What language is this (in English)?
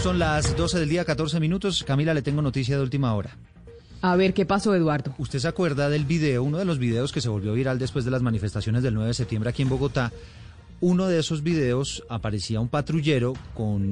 Spanish